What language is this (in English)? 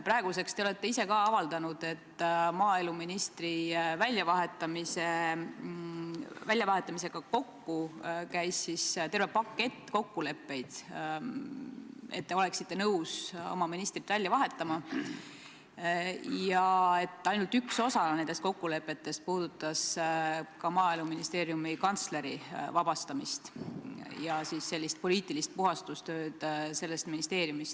Estonian